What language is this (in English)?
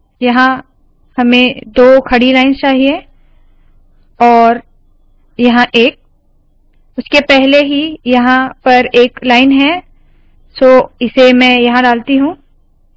Hindi